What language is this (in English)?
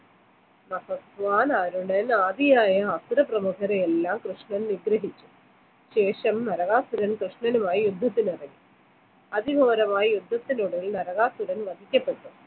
Malayalam